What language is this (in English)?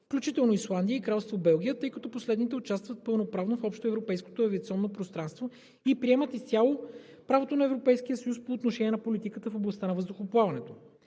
Bulgarian